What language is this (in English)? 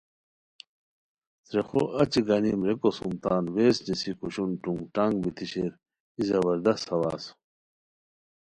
Khowar